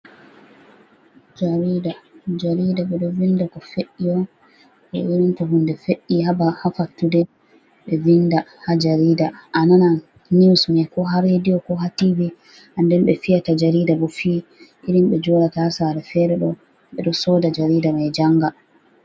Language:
Fula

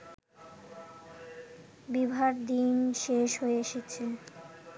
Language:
Bangla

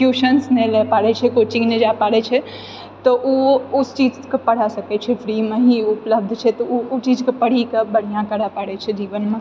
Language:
Maithili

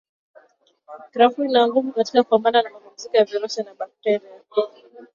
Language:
Swahili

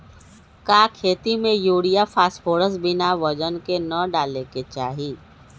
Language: Magahi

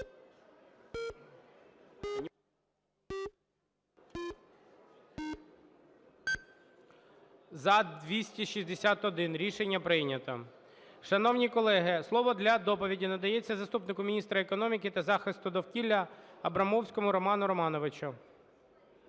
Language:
Ukrainian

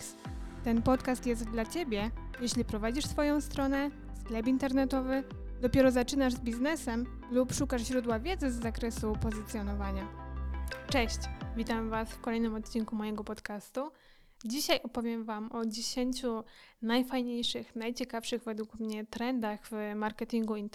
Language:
Polish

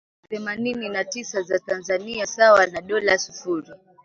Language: Swahili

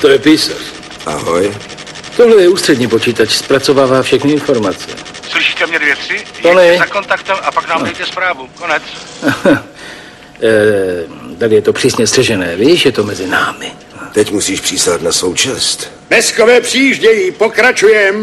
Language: Czech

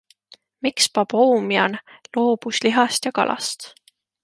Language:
Estonian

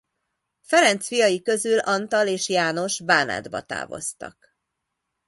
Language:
Hungarian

